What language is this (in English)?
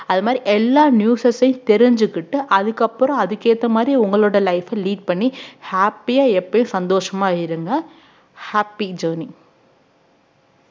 Tamil